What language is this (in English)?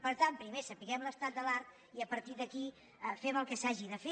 Catalan